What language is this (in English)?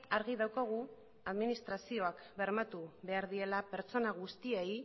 Basque